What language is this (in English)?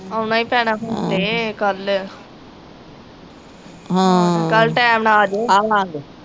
Punjabi